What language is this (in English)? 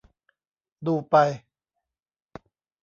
Thai